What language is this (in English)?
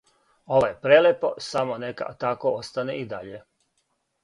Serbian